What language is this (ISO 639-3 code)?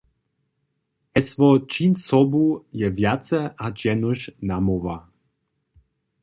hsb